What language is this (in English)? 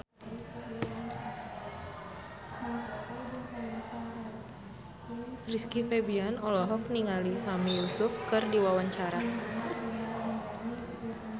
Sundanese